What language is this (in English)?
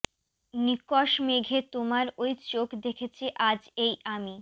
Bangla